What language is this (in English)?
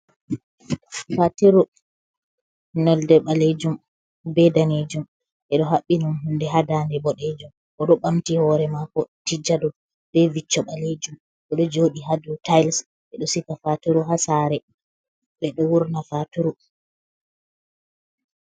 Fula